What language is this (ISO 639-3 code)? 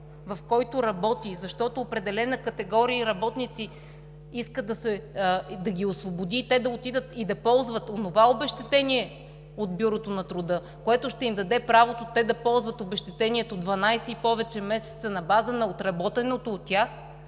bul